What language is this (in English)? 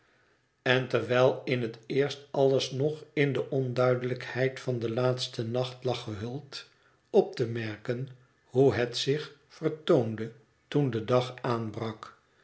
Dutch